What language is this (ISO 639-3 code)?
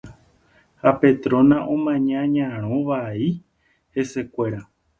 grn